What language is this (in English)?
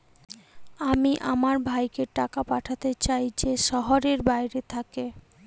Bangla